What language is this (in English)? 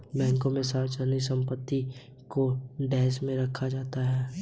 Hindi